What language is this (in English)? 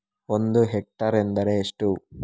Kannada